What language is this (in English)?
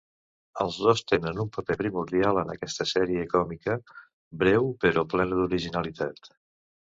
Catalan